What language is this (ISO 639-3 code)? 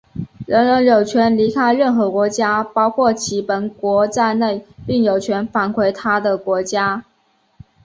zho